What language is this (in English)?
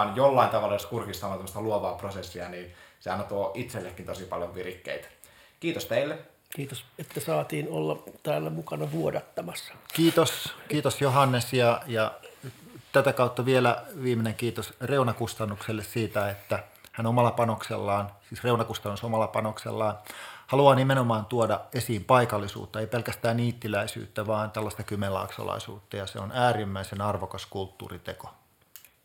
Finnish